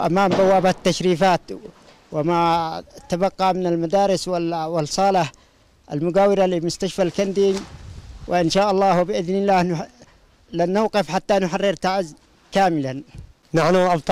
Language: Arabic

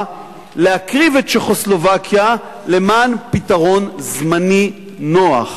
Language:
Hebrew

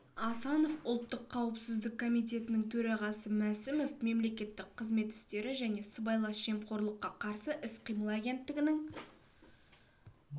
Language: Kazakh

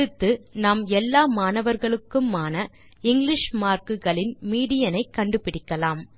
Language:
Tamil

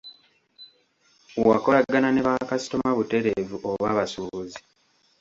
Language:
Ganda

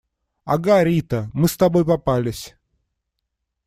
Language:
Russian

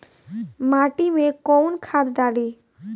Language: Bhojpuri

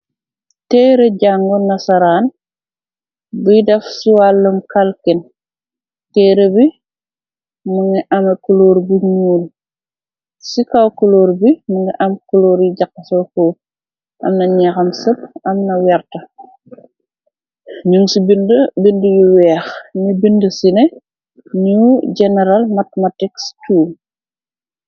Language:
Wolof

